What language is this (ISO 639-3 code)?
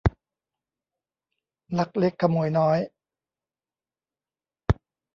tha